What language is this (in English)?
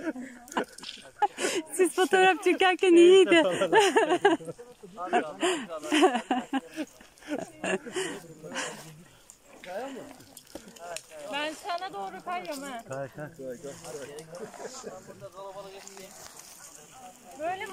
Turkish